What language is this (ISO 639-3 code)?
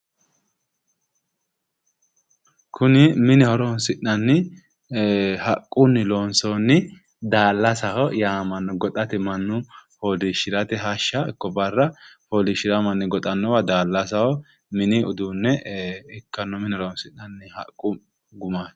sid